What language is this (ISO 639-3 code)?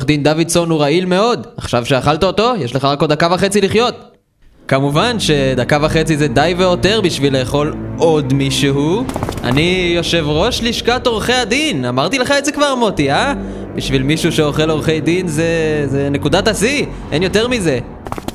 heb